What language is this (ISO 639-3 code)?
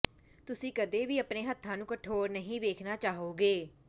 pan